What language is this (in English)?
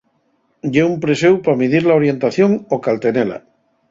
Asturian